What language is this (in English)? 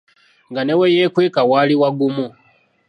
Ganda